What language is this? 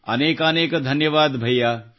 Kannada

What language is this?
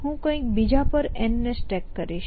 Gujarati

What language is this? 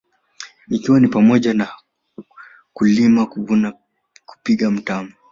Swahili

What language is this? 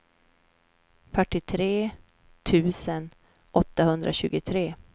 Swedish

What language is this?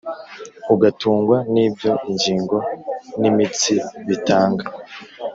Kinyarwanda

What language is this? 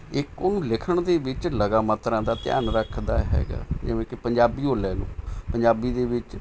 Punjabi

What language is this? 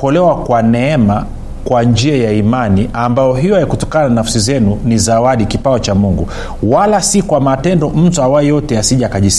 Swahili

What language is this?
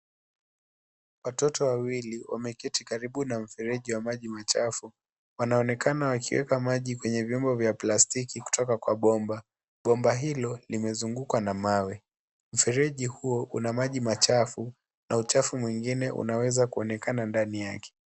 Swahili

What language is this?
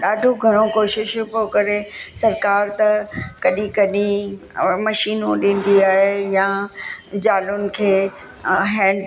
Sindhi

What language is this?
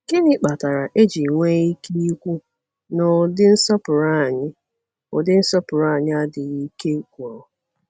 Igbo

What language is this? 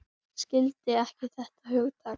Icelandic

